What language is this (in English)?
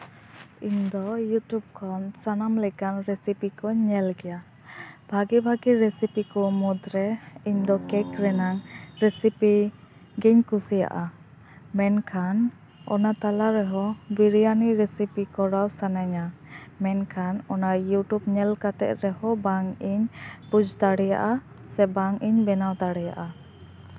Santali